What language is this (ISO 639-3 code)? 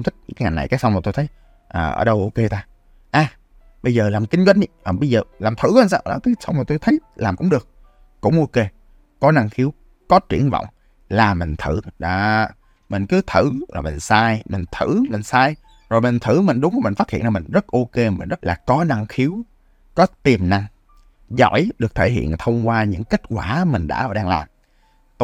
vie